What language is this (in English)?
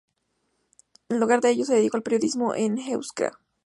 Spanish